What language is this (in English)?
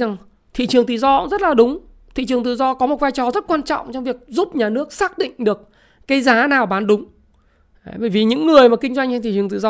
Vietnamese